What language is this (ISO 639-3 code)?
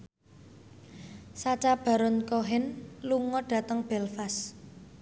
jav